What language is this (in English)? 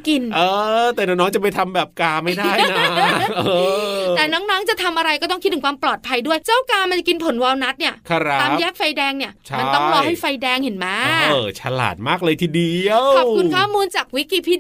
Thai